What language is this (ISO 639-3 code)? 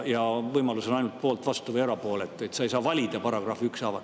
est